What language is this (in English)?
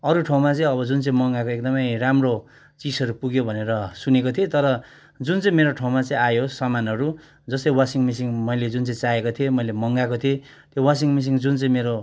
Nepali